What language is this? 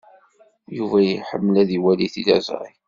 Kabyle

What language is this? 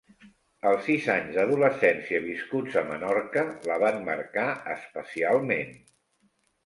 Catalan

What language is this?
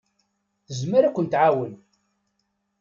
Kabyle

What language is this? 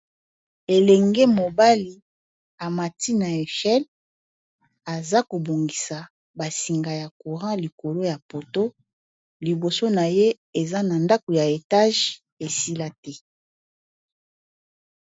Lingala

